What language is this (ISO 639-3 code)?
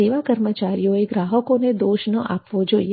guj